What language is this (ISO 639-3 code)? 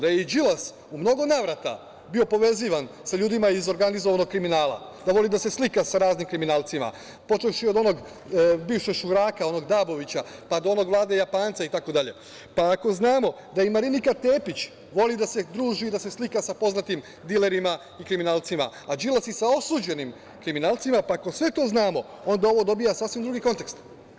srp